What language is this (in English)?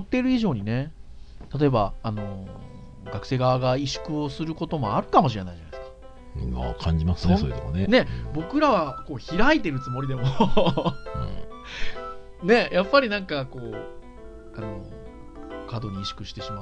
Japanese